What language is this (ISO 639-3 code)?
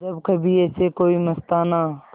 hin